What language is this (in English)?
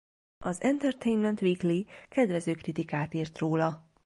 Hungarian